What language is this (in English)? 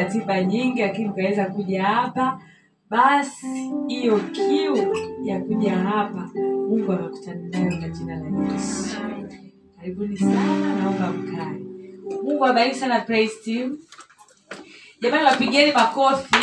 Swahili